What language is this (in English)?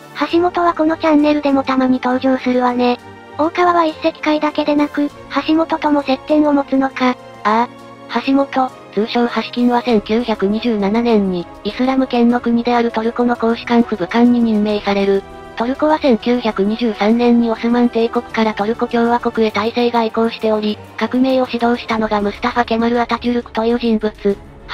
Japanese